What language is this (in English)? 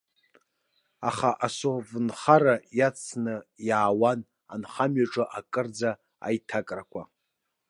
Abkhazian